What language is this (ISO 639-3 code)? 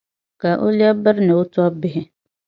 dag